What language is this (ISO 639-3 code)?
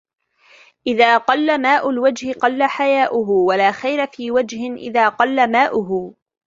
ara